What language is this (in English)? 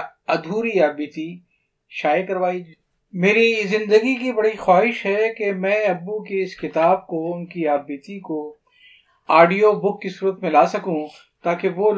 Urdu